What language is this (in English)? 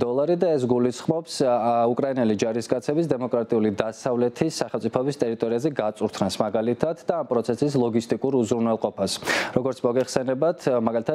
Romanian